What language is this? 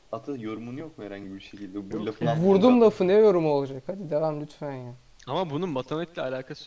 Turkish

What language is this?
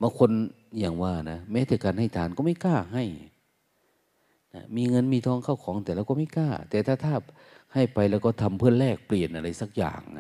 Thai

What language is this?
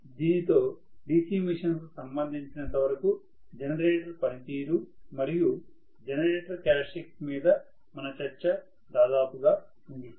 Telugu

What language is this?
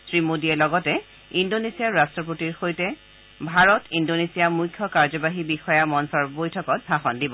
Assamese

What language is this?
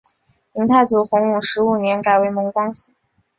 Chinese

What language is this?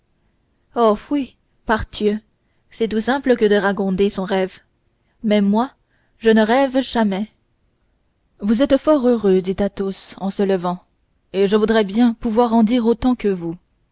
French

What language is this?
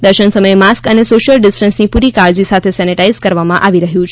Gujarati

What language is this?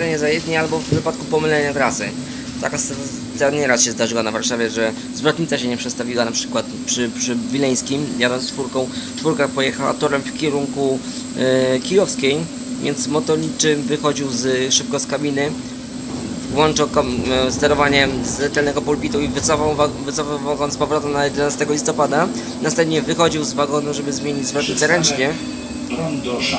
Polish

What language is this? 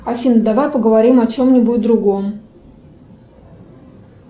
Russian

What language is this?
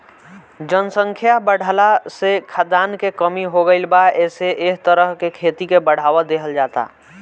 Bhojpuri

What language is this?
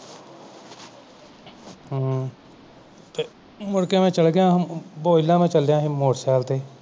Punjabi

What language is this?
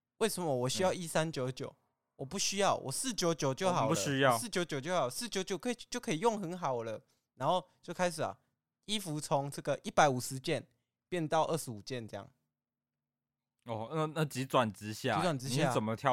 Chinese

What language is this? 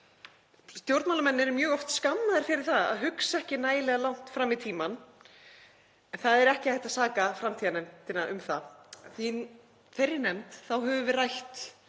Icelandic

